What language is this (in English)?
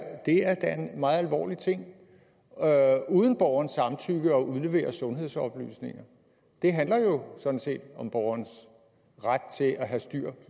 Danish